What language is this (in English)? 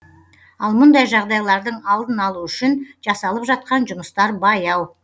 Kazakh